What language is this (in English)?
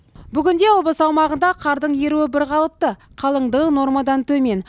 Kazakh